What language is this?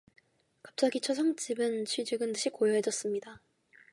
Korean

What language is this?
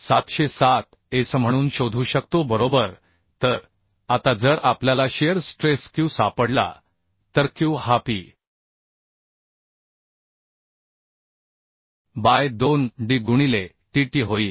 Marathi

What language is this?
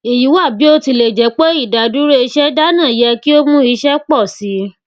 Yoruba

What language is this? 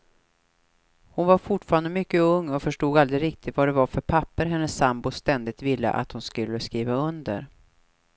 Swedish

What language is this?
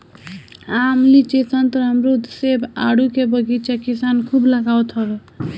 Bhojpuri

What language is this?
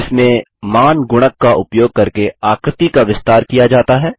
Hindi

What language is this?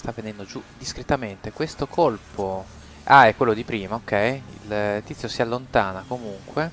Italian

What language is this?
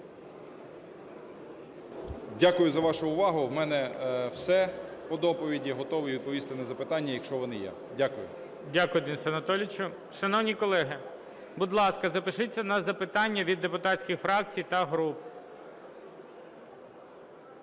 Ukrainian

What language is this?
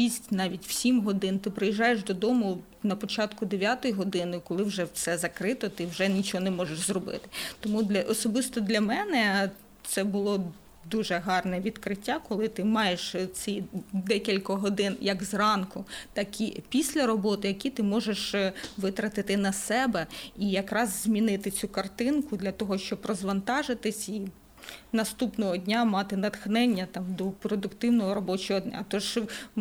Ukrainian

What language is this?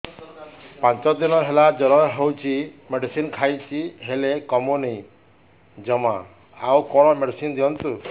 Odia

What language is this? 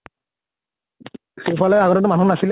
Assamese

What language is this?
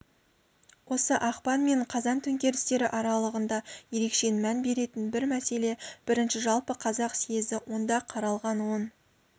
Kazakh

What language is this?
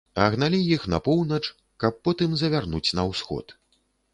Belarusian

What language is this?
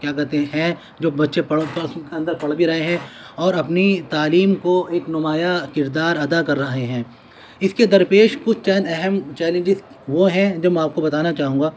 Urdu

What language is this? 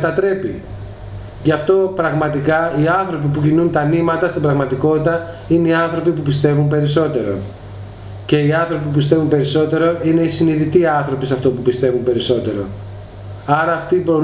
Greek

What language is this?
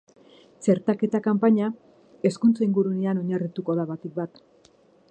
Basque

